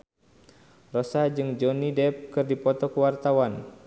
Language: Sundanese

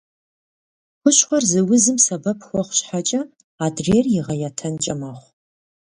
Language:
Kabardian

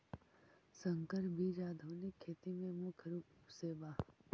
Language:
Magahi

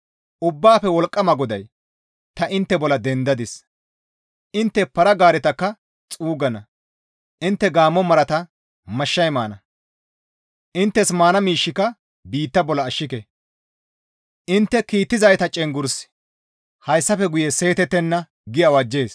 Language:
Gamo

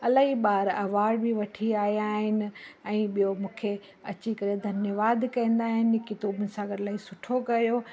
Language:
Sindhi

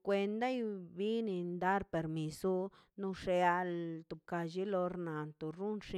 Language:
Mazaltepec Zapotec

